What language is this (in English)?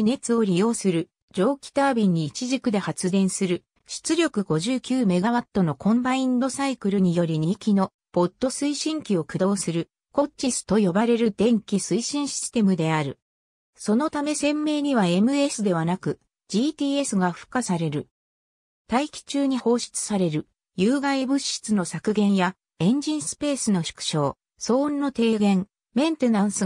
Japanese